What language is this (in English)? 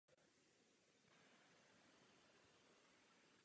Czech